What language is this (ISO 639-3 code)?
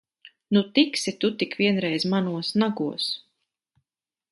lav